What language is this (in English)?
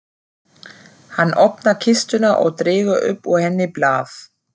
Icelandic